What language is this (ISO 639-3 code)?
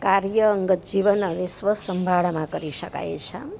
guj